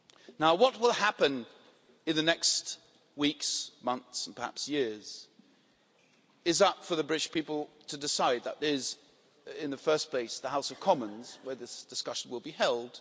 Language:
English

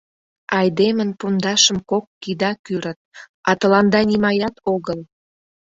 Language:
Mari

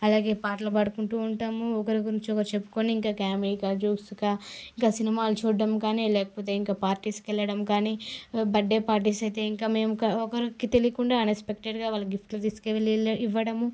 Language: Telugu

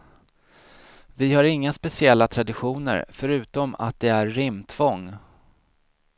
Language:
Swedish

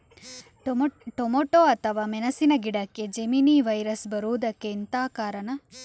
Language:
Kannada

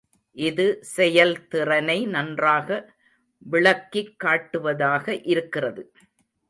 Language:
Tamil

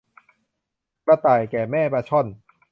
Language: Thai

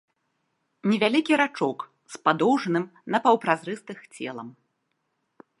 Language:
Belarusian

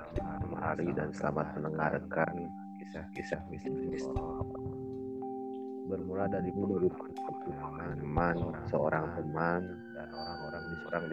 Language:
Indonesian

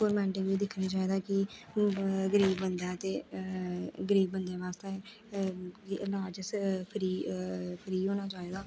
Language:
Dogri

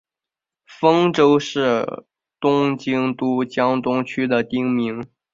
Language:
Chinese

